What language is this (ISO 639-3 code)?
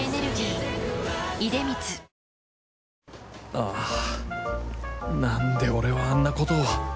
jpn